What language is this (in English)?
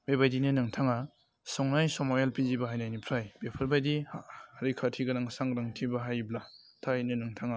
Bodo